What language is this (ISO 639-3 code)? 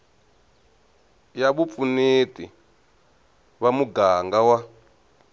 tso